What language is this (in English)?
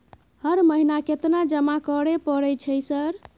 Maithili